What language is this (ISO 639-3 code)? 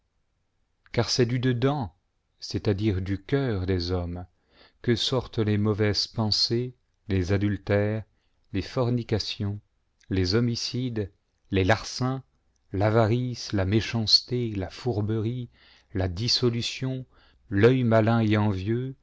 fra